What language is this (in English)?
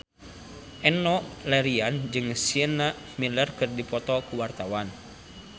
Sundanese